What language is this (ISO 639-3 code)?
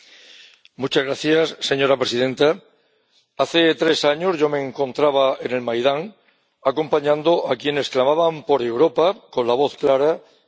spa